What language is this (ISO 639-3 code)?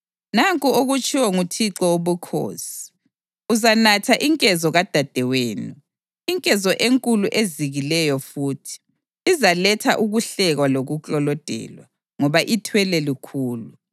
nde